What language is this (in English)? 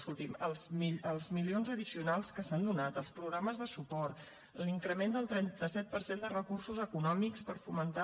Catalan